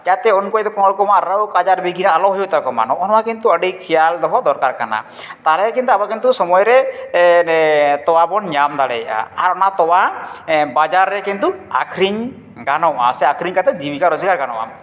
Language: Santali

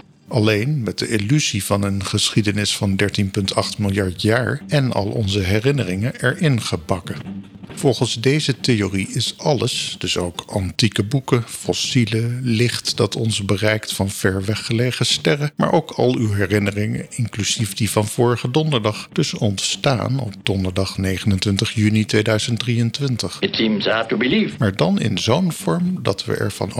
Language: Dutch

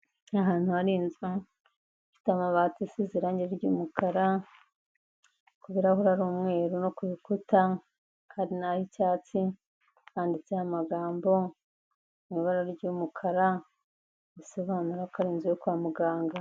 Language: Kinyarwanda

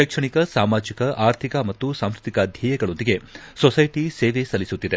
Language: Kannada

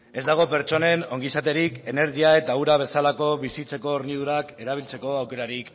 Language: Basque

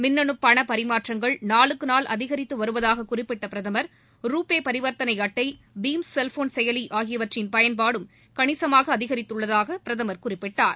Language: Tamil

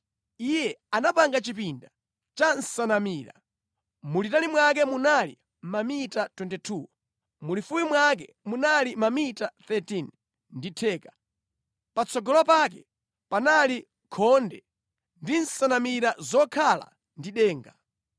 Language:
Nyanja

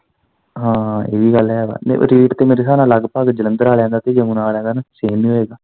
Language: Punjabi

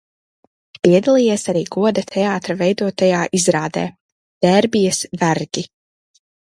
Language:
Latvian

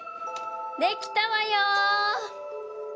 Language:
Japanese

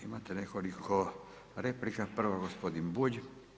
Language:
Croatian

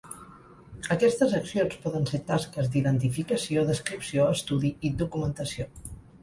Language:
Catalan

